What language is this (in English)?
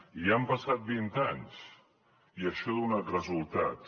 Catalan